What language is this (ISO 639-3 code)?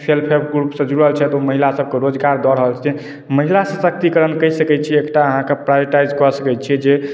mai